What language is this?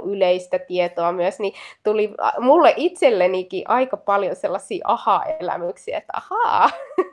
Finnish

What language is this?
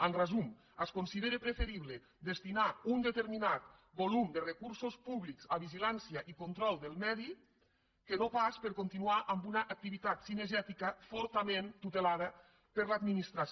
Catalan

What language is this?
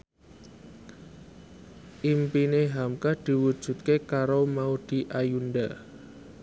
Javanese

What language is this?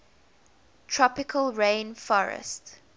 English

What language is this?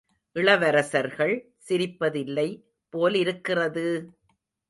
Tamil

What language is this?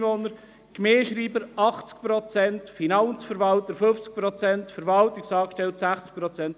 Swiss German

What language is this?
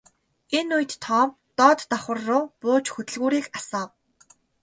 Mongolian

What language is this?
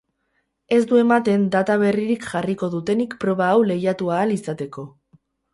Basque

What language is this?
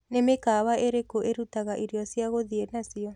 Kikuyu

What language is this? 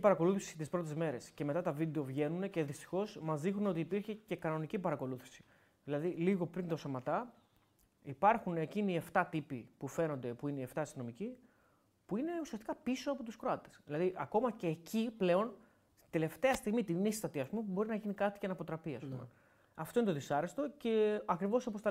Greek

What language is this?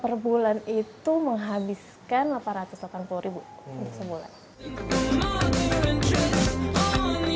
Indonesian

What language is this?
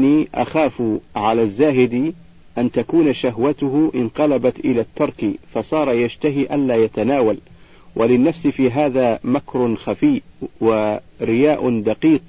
Arabic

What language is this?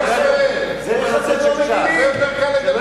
Hebrew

